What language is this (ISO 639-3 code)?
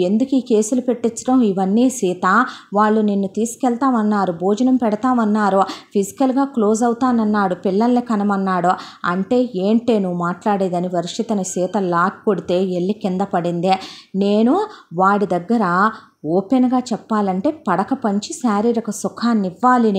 tel